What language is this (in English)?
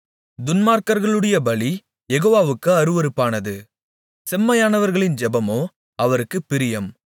Tamil